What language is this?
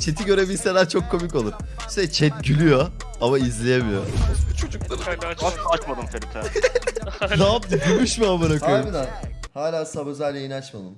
Turkish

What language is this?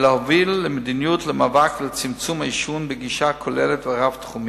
Hebrew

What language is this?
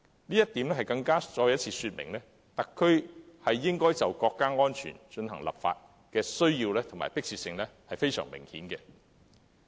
Cantonese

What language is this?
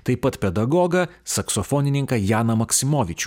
Lithuanian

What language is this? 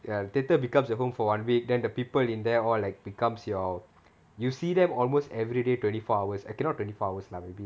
English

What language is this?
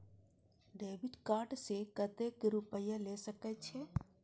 Maithili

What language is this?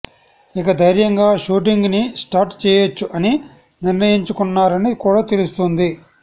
Telugu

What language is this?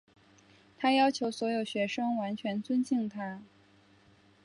Chinese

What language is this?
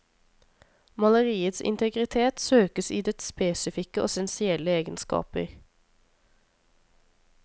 Norwegian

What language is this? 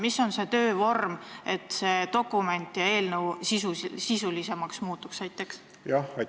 Estonian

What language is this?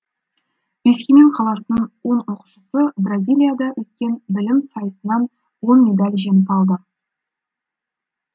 Kazakh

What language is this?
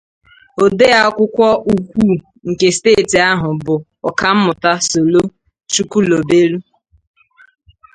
Igbo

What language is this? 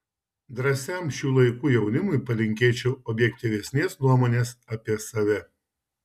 Lithuanian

